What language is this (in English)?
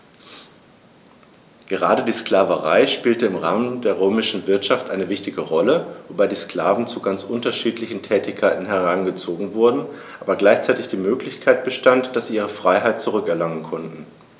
German